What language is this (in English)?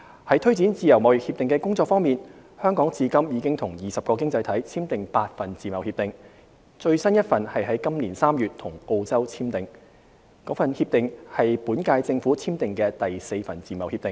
Cantonese